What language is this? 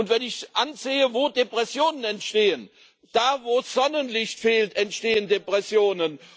German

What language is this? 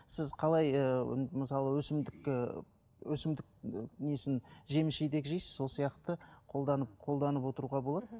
Kazakh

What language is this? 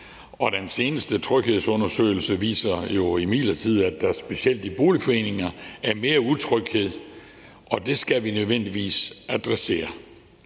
Danish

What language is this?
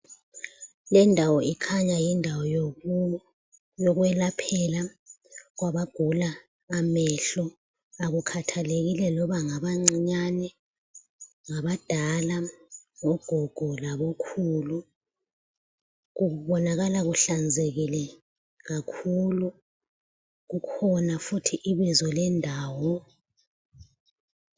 North Ndebele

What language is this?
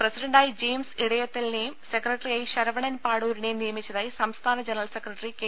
Malayalam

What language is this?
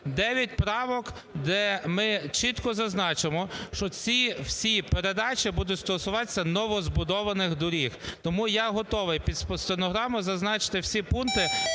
Ukrainian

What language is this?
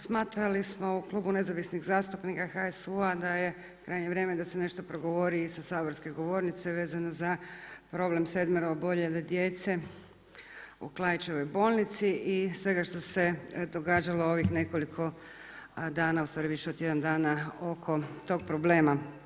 Croatian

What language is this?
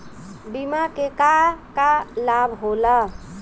Bhojpuri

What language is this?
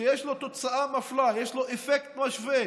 Hebrew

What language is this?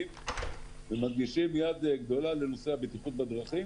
Hebrew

